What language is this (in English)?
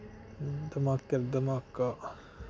Dogri